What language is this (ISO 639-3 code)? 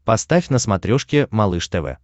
rus